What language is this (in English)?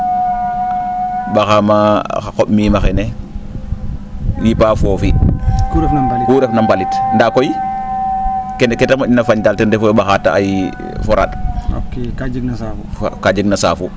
Serer